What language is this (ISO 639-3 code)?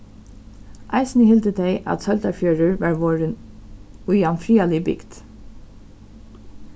fao